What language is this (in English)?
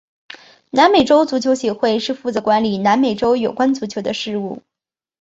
Chinese